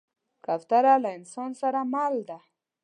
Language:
Pashto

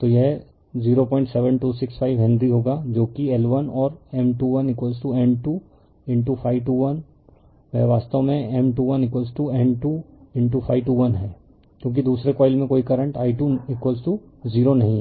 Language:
Hindi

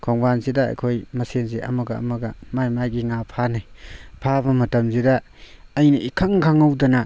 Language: Manipuri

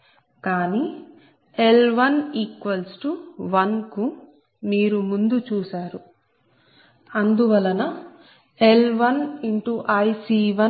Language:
Telugu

